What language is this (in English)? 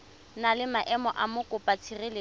Tswana